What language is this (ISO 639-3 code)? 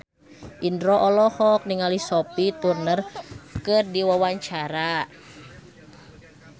sun